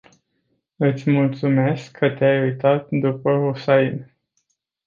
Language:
Romanian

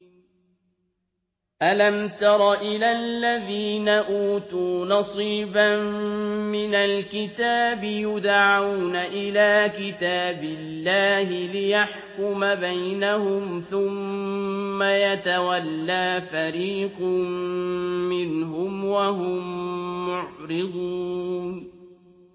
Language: Arabic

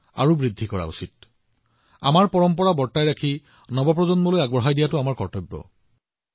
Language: Assamese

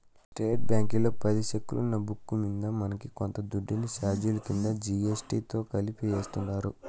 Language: Telugu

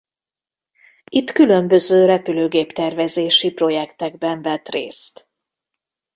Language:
Hungarian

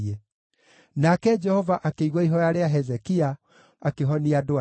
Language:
Kikuyu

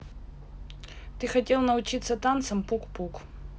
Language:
Russian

